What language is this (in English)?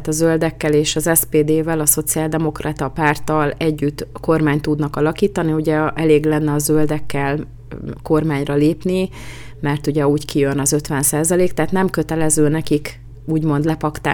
Hungarian